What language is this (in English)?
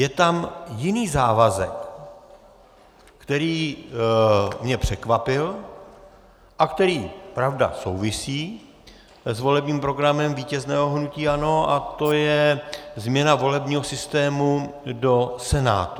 Czech